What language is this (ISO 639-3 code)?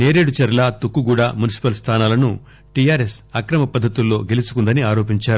tel